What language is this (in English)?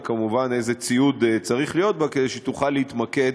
Hebrew